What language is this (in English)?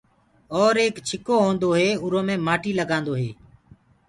Gurgula